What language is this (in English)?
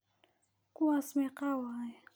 Somali